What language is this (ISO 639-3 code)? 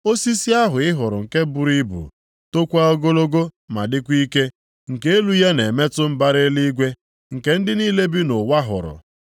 ibo